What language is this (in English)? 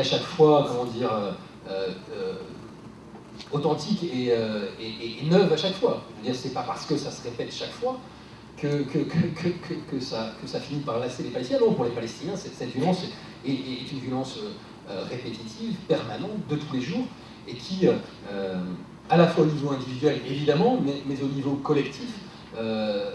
French